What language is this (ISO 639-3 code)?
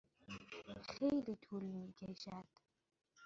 fas